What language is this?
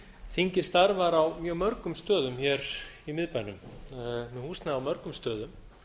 Icelandic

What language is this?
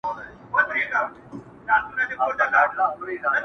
Pashto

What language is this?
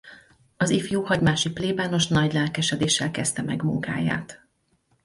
Hungarian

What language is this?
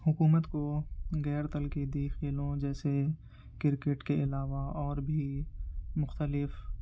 Urdu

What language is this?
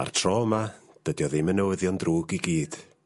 Welsh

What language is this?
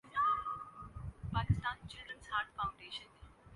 Urdu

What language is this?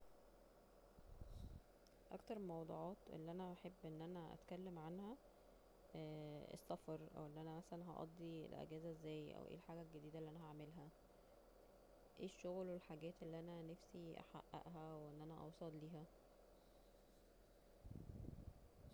Egyptian Arabic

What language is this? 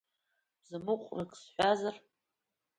Abkhazian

